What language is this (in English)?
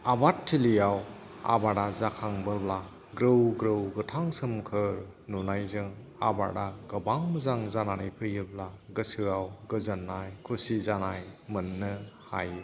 Bodo